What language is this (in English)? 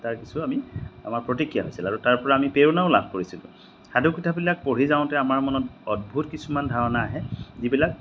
Assamese